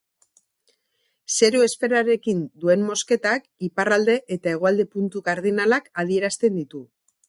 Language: Basque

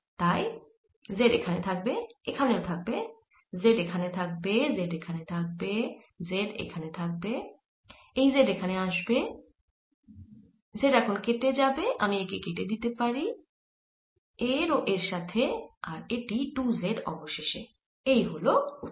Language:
Bangla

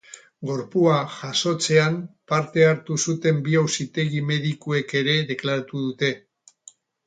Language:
Basque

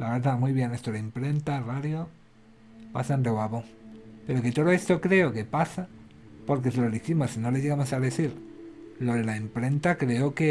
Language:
Spanish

